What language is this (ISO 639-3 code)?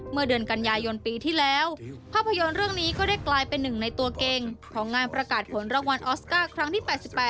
tha